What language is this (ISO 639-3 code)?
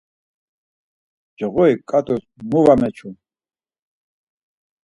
lzz